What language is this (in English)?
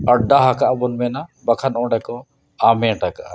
Santali